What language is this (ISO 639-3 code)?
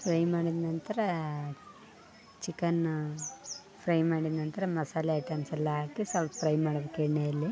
kan